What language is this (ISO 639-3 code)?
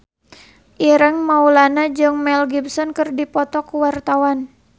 sun